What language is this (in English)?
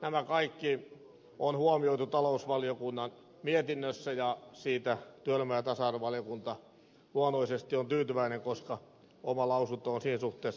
Finnish